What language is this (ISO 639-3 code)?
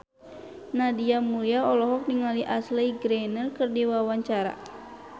sun